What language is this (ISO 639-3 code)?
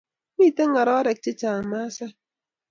kln